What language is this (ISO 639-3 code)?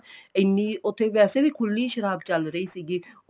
pan